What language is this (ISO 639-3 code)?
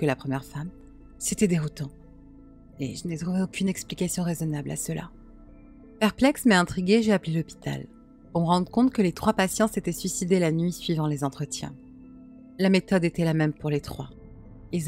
fra